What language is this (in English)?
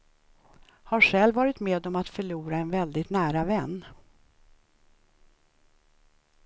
Swedish